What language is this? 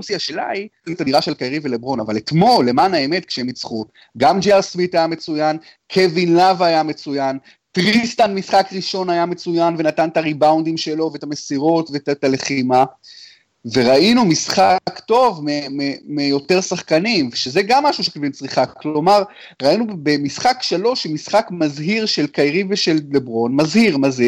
Hebrew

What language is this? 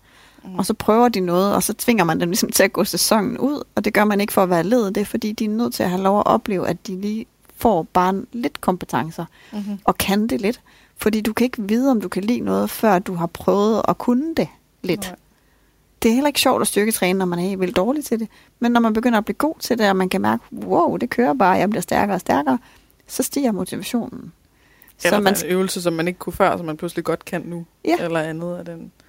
Danish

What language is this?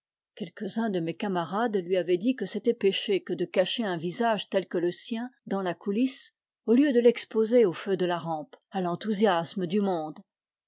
French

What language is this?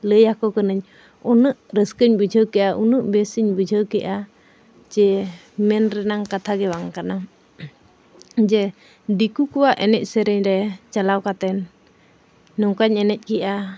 Santali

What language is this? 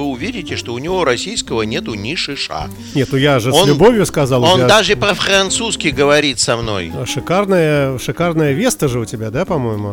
Russian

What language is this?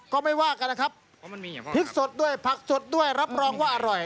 Thai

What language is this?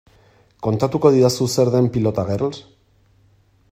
Basque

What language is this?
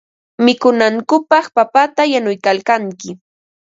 Ambo-Pasco Quechua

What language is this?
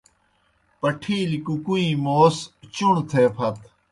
Kohistani Shina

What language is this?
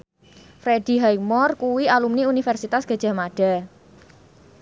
Javanese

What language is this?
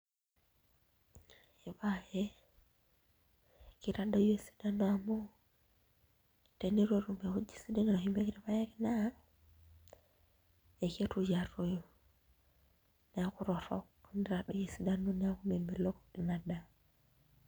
Masai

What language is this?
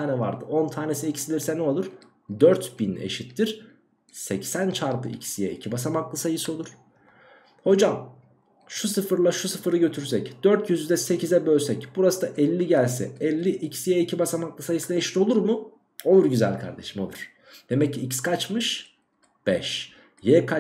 Turkish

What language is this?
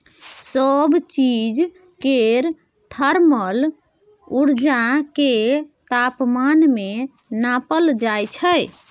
Maithili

